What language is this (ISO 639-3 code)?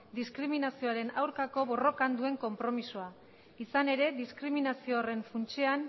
eus